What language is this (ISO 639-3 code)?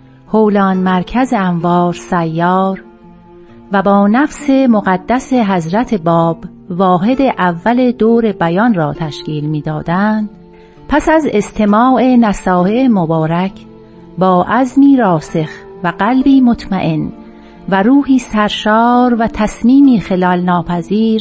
fas